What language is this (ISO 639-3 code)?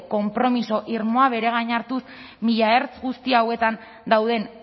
eus